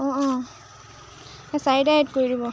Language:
Assamese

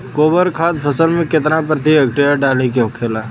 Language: Bhojpuri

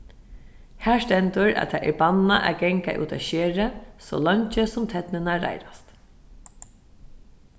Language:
Faroese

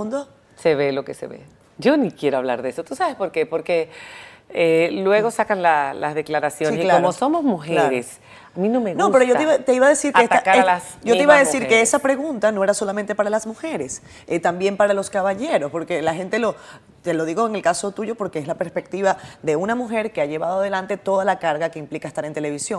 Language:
Spanish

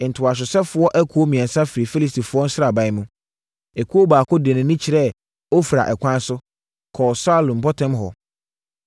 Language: Akan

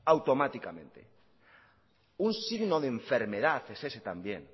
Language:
Spanish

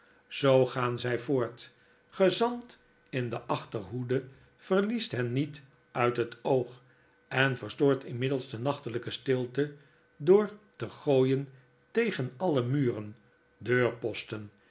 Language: Dutch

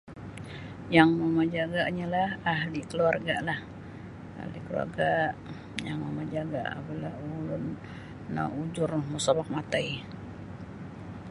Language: Sabah Bisaya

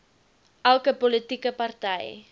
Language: Afrikaans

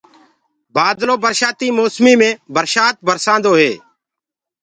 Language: Gurgula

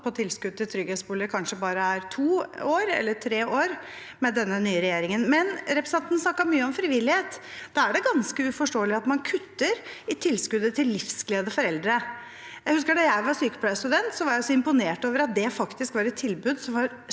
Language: Norwegian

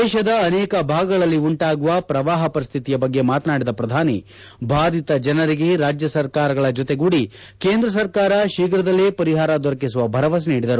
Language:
Kannada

